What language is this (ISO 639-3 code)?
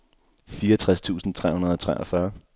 dan